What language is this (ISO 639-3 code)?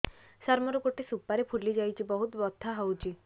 ori